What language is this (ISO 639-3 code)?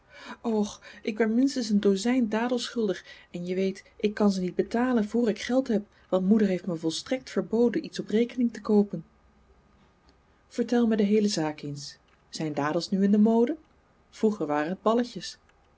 nld